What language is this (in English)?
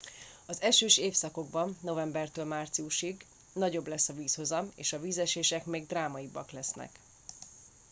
Hungarian